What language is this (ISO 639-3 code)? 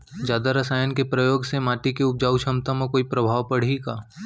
hne